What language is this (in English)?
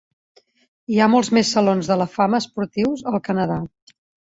Catalan